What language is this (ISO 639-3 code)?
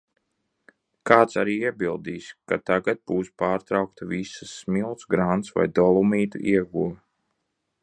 lav